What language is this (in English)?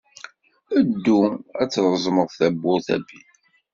Kabyle